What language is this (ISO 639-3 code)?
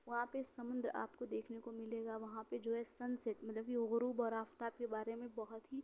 urd